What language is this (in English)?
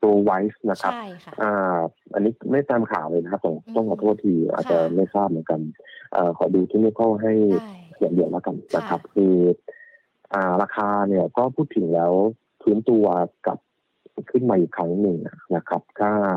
Thai